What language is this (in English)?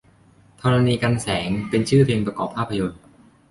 Thai